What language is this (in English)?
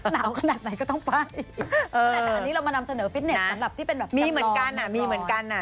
Thai